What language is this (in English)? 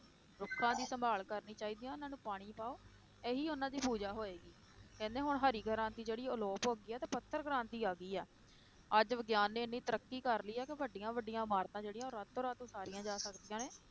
Punjabi